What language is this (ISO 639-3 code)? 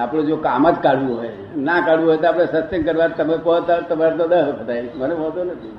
guj